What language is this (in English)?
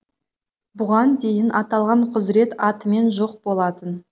Kazakh